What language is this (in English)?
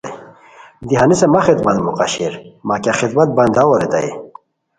Khowar